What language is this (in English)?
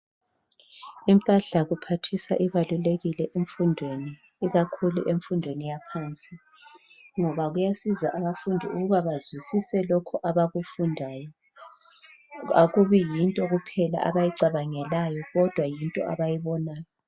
North Ndebele